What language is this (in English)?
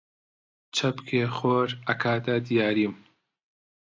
Central Kurdish